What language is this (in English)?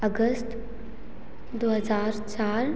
Hindi